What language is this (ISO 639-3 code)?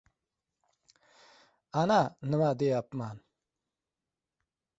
uzb